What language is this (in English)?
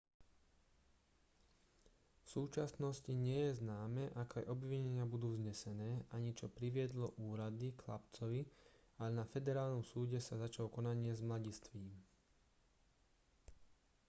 Slovak